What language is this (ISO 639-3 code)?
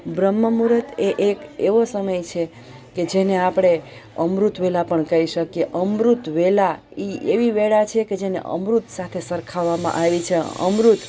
guj